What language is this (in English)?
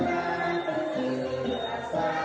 Thai